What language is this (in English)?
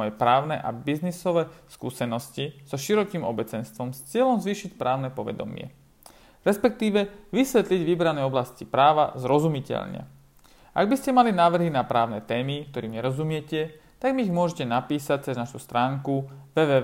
Slovak